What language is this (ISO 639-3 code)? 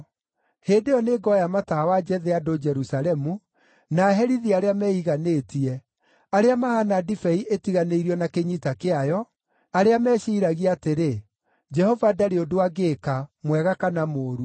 kik